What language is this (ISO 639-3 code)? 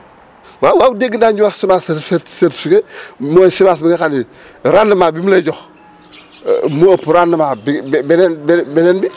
wol